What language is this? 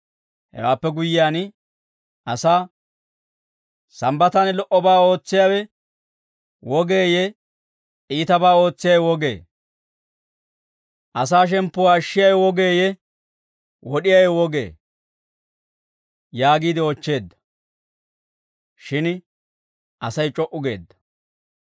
Dawro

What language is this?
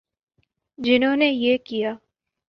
Urdu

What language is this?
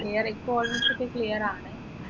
Malayalam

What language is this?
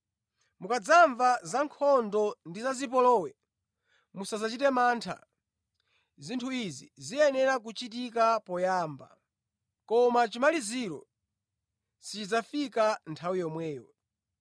Nyanja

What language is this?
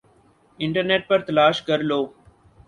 Urdu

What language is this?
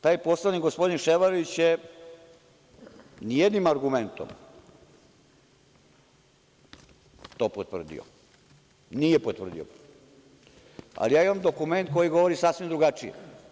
Serbian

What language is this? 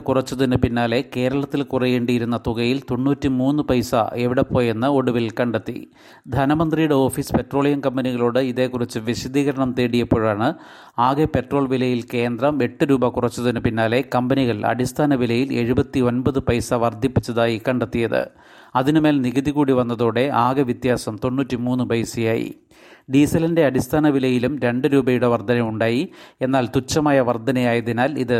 Malayalam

